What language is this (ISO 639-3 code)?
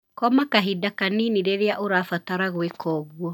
kik